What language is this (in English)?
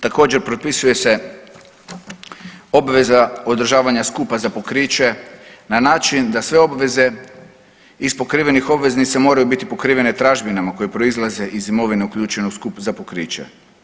Croatian